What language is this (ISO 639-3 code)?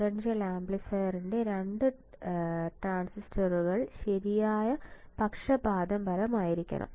mal